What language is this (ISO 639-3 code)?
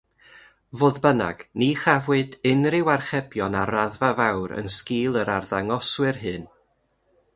cym